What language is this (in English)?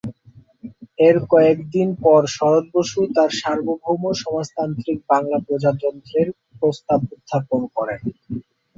Bangla